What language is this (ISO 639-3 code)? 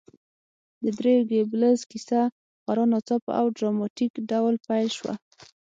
pus